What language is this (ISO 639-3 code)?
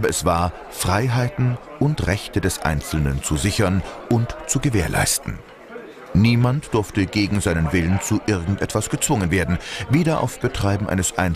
deu